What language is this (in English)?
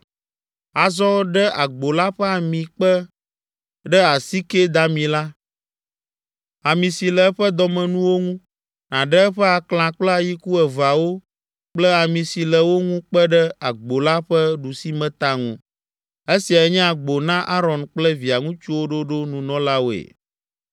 Ewe